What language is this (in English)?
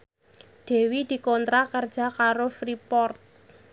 Javanese